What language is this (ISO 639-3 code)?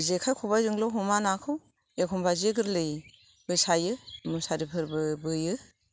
brx